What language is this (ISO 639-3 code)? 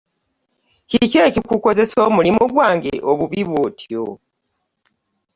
lug